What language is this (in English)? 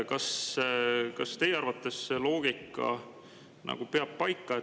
Estonian